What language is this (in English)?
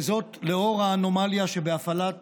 Hebrew